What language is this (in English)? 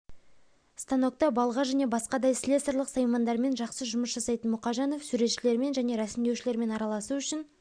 Kazakh